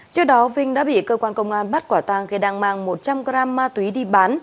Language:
Vietnamese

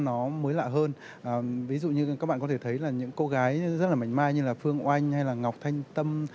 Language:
Vietnamese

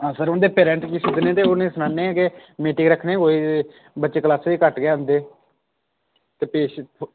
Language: Dogri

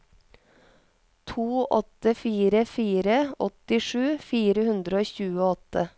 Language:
Norwegian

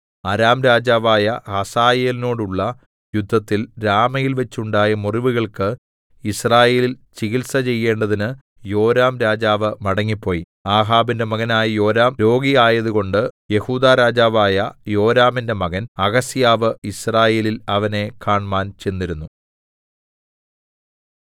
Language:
Malayalam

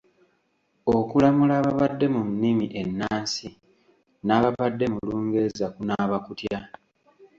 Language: Ganda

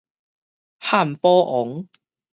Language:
Min Nan Chinese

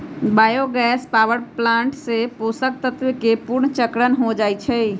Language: Magahi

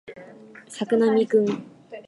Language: Japanese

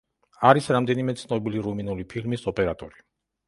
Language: Georgian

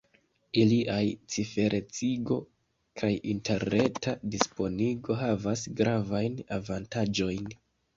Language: Esperanto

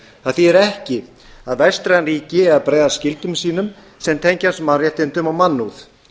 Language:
Icelandic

